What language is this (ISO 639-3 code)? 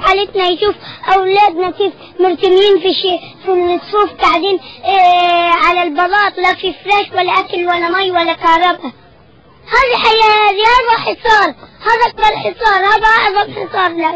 ara